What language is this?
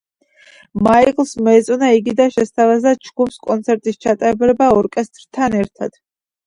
Georgian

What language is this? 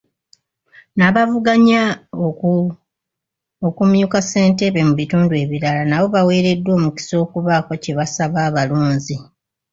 Ganda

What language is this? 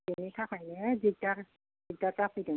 Bodo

